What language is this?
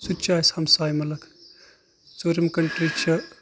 Kashmiri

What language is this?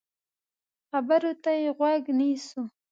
Pashto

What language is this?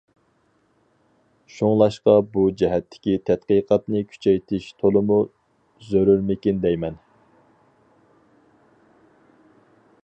Uyghur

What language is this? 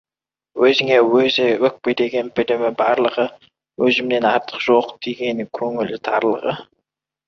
Kazakh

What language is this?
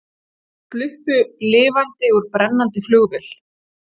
Icelandic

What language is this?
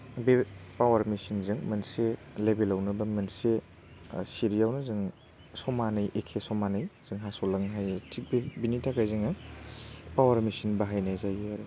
Bodo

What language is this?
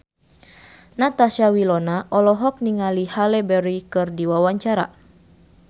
Sundanese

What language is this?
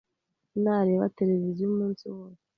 Kinyarwanda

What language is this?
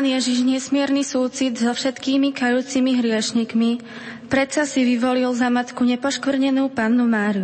Slovak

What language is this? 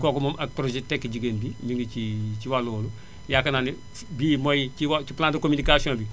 Wolof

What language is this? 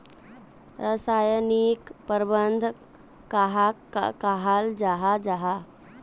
Magahi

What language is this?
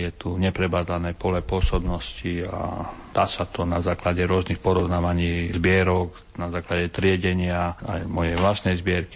Slovak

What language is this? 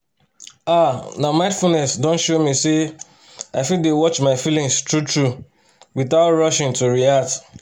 Nigerian Pidgin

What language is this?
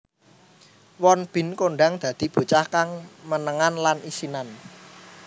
Javanese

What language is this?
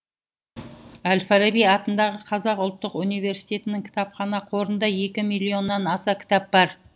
Kazakh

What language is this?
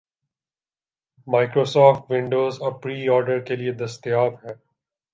Urdu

